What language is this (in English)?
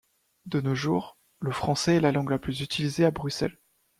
French